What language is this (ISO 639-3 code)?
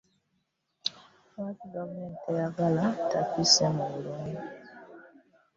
lug